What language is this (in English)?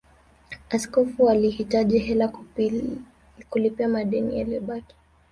Swahili